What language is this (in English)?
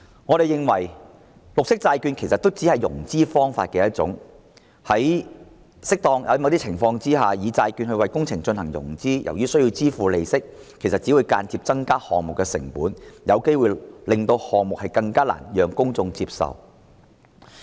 Cantonese